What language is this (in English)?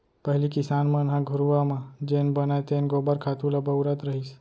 Chhattisgarhi